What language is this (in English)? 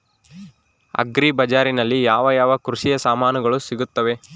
Kannada